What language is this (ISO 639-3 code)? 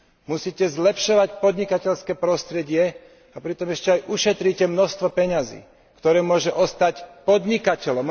slk